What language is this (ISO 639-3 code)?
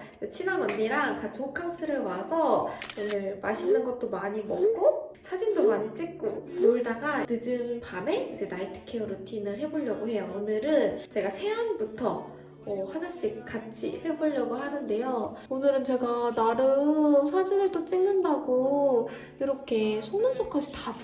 kor